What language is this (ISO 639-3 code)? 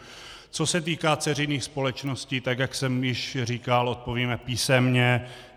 ces